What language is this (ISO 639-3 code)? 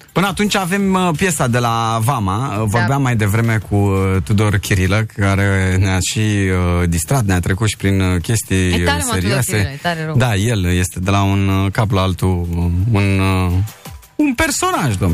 ron